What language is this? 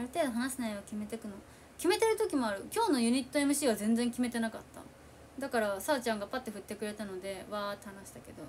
Japanese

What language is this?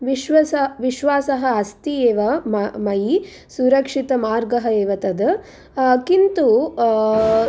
Sanskrit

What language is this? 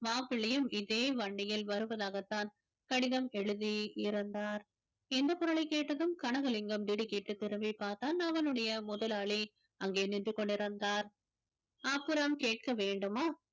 Tamil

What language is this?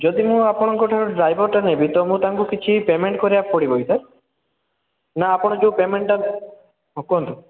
Odia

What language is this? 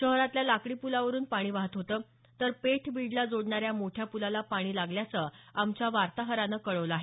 Marathi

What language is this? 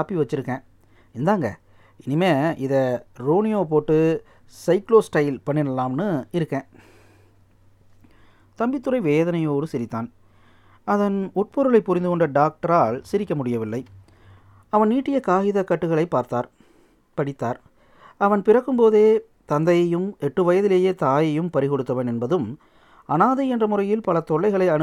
Tamil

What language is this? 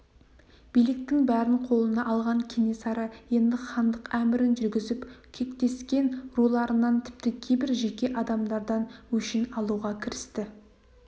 Kazakh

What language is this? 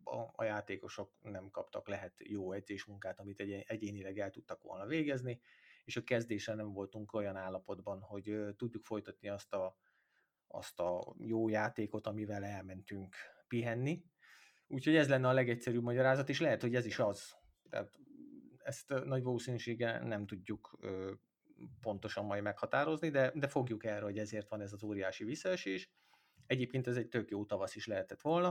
Hungarian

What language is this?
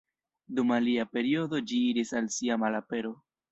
Esperanto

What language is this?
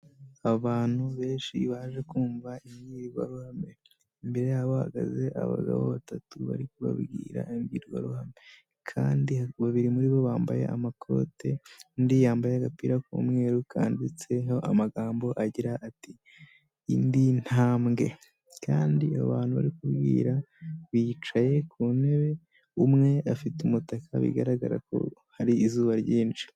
Kinyarwanda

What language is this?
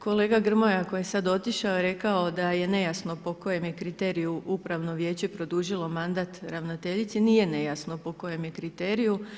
Croatian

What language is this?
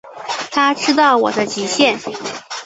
Chinese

